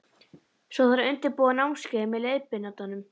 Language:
Icelandic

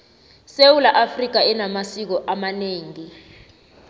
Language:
South Ndebele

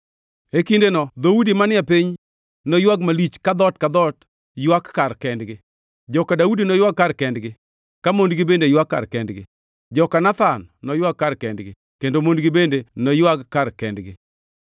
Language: Luo (Kenya and Tanzania)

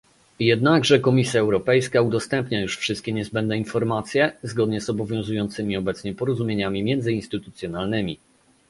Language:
Polish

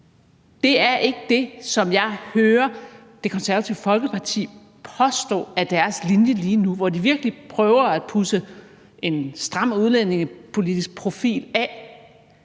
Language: Danish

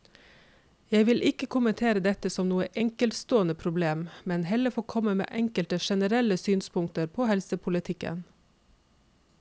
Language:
Norwegian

